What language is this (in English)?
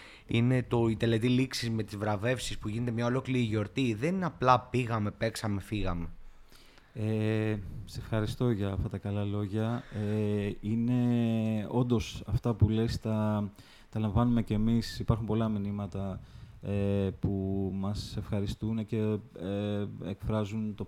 Greek